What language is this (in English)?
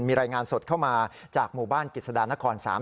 Thai